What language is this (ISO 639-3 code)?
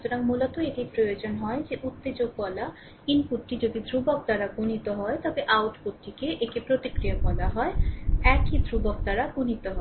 ben